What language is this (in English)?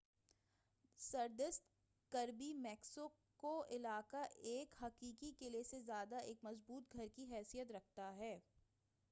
Urdu